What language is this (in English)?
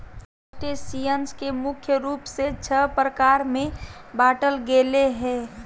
Magahi